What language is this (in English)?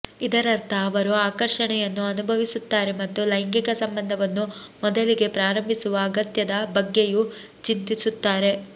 Kannada